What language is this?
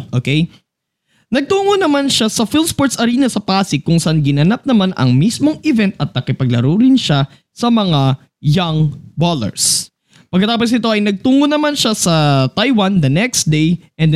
Filipino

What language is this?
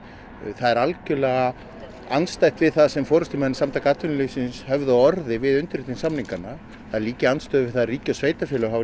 Icelandic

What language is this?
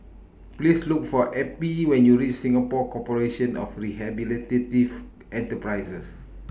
English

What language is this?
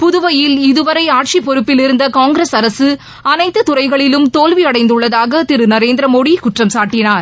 Tamil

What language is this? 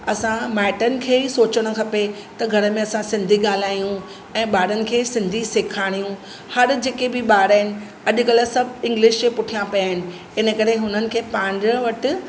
Sindhi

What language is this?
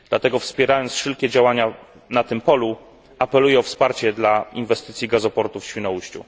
Polish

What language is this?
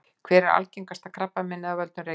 Icelandic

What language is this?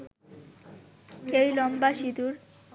Bangla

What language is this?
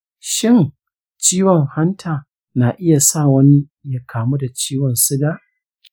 Hausa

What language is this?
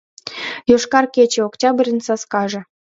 Mari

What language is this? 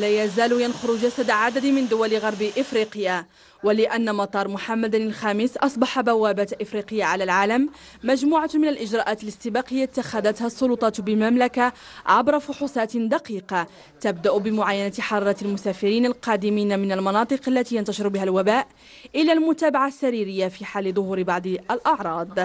Arabic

